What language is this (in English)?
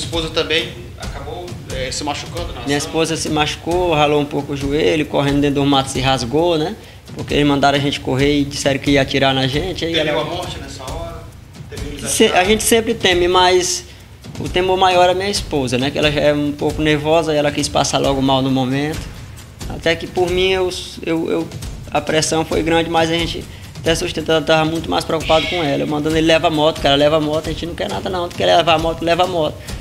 Portuguese